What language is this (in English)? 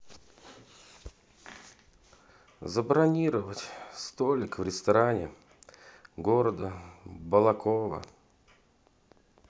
Russian